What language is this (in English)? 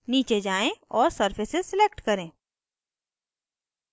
Hindi